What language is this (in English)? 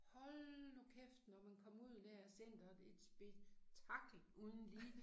Danish